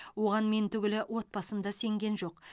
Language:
Kazakh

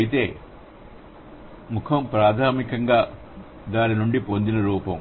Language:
Telugu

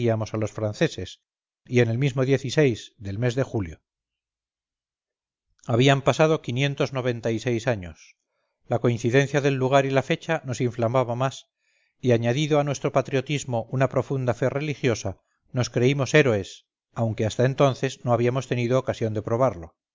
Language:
Spanish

